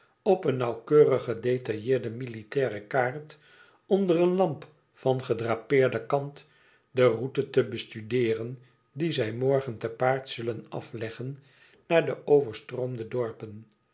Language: Dutch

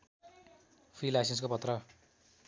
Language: Nepali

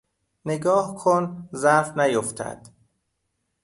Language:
Persian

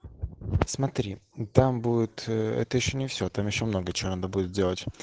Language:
Russian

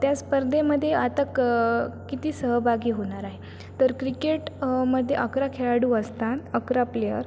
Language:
Marathi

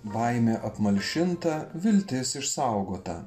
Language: Lithuanian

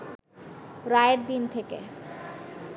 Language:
Bangla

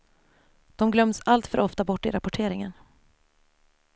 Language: Swedish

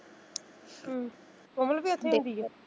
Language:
Punjabi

